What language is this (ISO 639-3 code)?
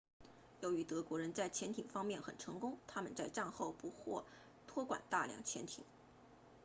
zho